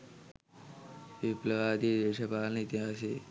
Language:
Sinhala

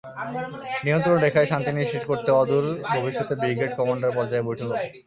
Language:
Bangla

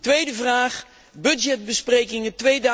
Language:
Dutch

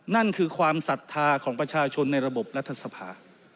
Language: Thai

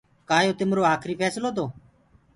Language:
Gurgula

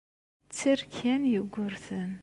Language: Kabyle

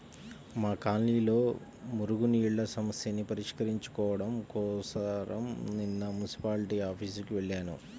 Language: Telugu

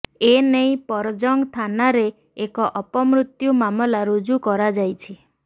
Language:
Odia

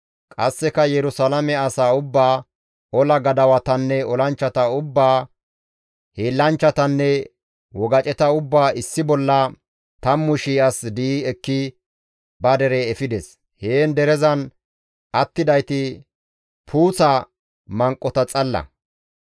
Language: Gamo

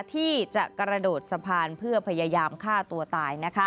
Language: Thai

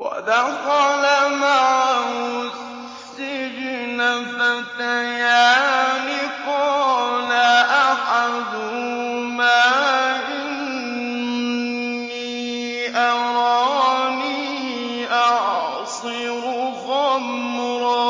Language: Arabic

